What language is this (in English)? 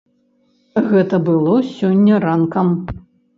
Belarusian